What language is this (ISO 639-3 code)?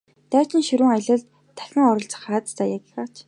mon